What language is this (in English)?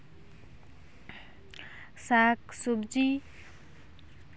Santali